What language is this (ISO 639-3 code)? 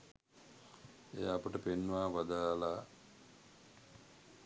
sin